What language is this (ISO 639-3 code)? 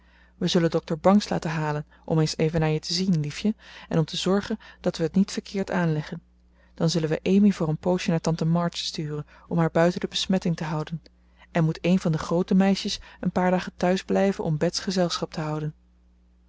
nld